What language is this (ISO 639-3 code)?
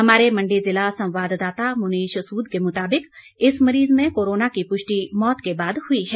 hin